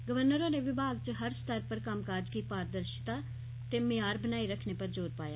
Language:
Dogri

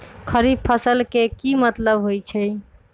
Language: Magahi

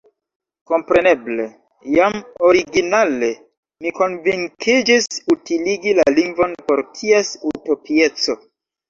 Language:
Esperanto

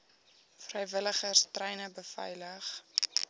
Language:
Afrikaans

